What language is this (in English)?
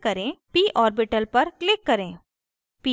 Hindi